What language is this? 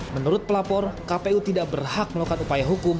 Indonesian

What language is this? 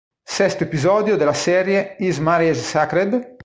Italian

